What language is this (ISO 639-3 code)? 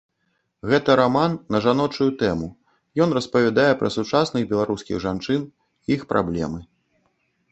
bel